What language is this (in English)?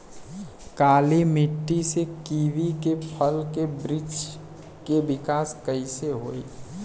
Bhojpuri